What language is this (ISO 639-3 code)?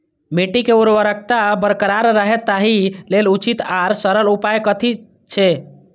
mai